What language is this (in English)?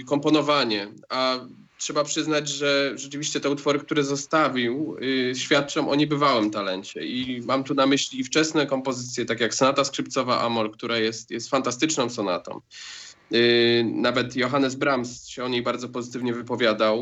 Polish